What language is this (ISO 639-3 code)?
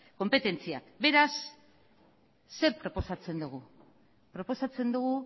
eus